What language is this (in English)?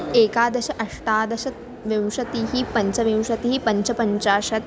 Sanskrit